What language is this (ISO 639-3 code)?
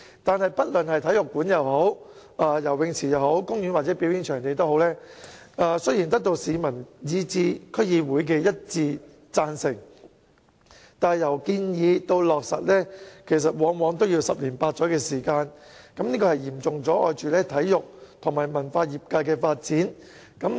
yue